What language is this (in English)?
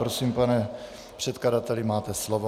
Czech